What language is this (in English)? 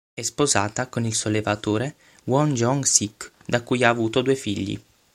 Italian